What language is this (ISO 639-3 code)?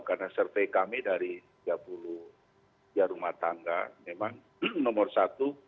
ind